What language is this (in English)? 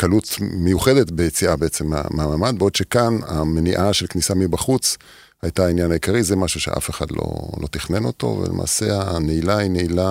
Hebrew